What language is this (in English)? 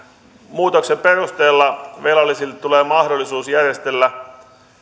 Finnish